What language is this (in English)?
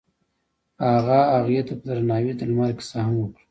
Pashto